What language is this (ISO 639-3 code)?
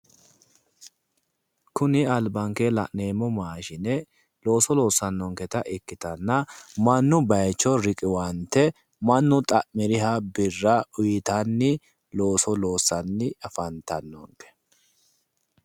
sid